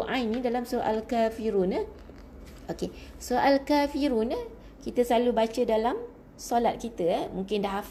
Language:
Malay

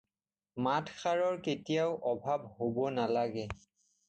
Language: Assamese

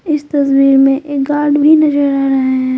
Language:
Hindi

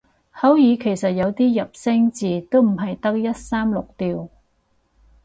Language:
Cantonese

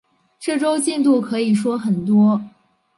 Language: Chinese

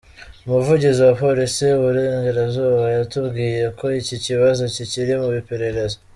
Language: Kinyarwanda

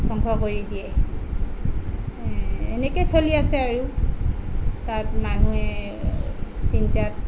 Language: Assamese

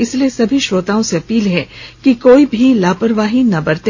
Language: Hindi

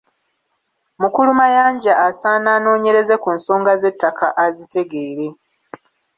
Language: Ganda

